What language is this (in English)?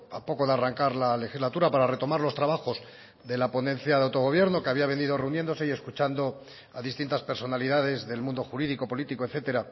Spanish